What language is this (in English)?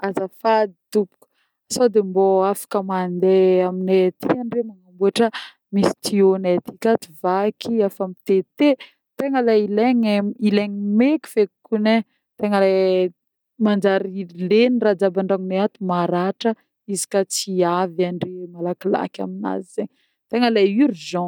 Northern Betsimisaraka Malagasy